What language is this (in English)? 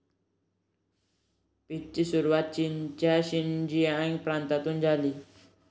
Marathi